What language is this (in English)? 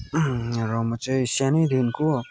Nepali